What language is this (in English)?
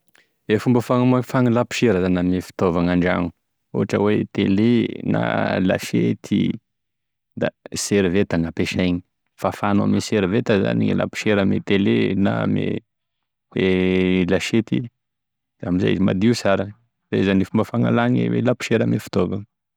Tesaka Malagasy